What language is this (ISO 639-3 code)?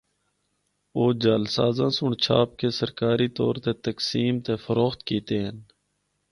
hno